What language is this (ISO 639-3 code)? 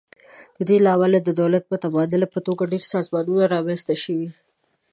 pus